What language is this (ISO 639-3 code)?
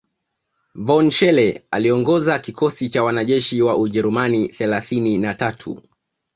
swa